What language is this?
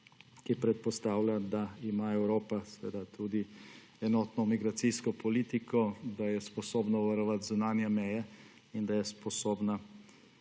Slovenian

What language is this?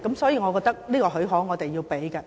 Cantonese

